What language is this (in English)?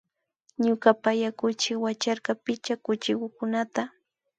Imbabura Highland Quichua